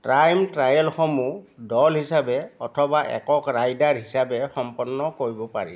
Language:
Assamese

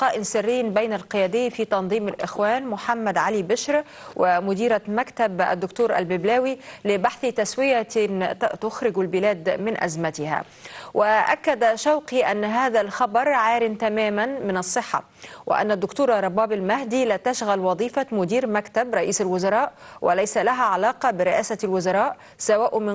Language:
Arabic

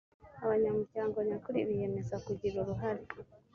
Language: Kinyarwanda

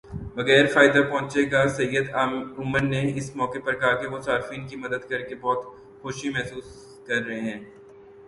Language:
Urdu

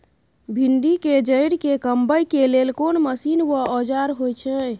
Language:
Maithili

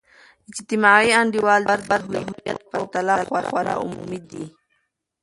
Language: Pashto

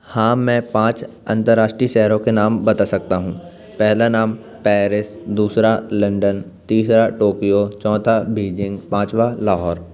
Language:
Hindi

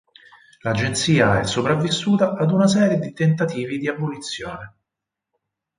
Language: Italian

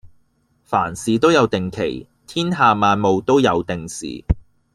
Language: Cantonese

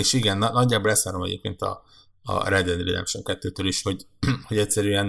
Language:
Hungarian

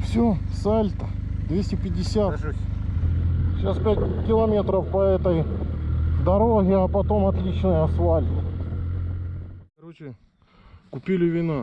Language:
Russian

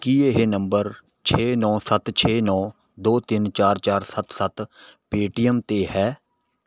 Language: Punjabi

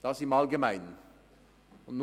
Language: Swiss German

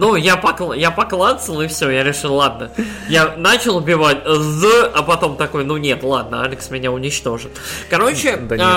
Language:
Russian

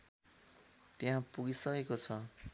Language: Nepali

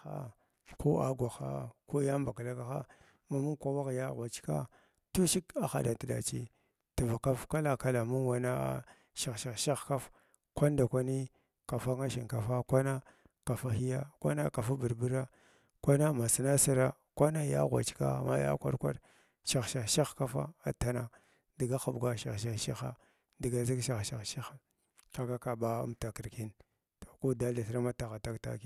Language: Glavda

